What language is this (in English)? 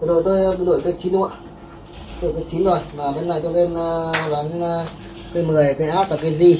Vietnamese